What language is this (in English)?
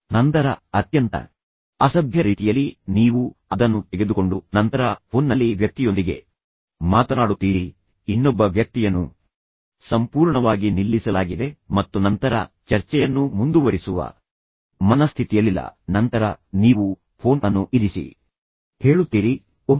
Kannada